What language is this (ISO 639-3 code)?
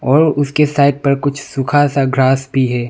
hin